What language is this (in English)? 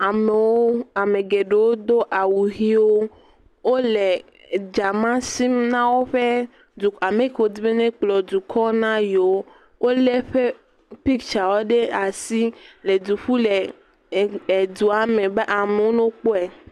Ewe